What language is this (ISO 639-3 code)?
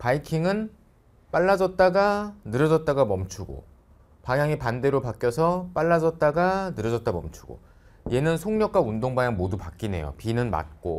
kor